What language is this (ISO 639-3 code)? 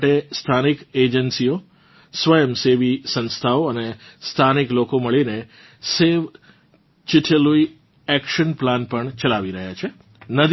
guj